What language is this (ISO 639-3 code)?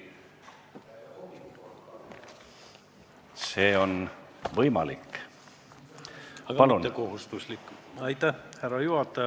est